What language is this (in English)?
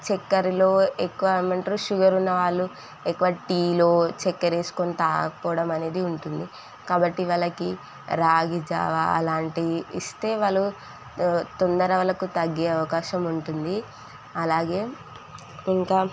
Telugu